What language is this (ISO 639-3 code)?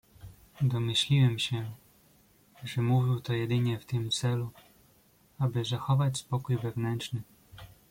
pol